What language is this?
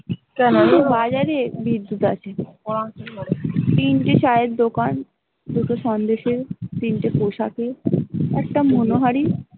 Bangla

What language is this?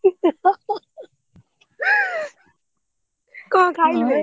Odia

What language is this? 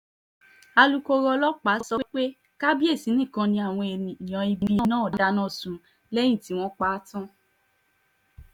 Yoruba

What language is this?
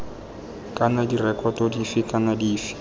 Tswana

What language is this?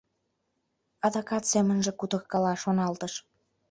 Mari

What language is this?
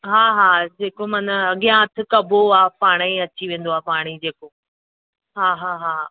Sindhi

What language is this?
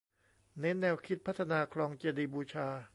Thai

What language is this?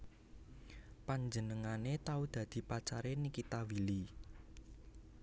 Javanese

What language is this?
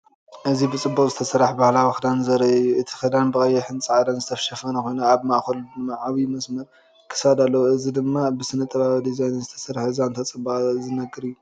Tigrinya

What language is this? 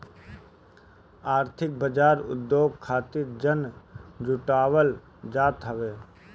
Bhojpuri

